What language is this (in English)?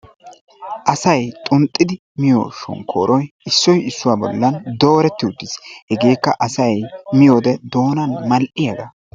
Wolaytta